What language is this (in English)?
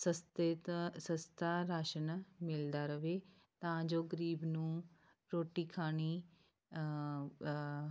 Punjabi